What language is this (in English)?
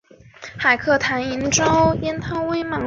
Chinese